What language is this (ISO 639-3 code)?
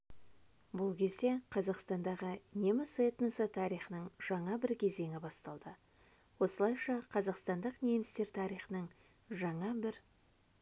kaz